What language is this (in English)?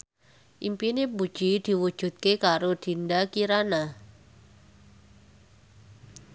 Javanese